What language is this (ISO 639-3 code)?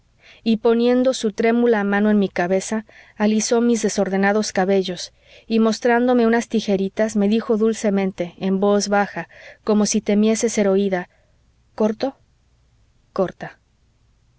spa